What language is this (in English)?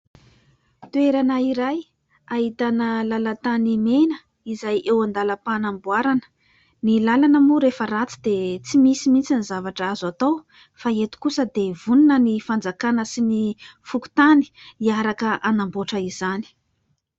Malagasy